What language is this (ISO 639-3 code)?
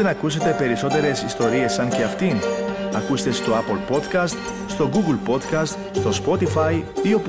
ell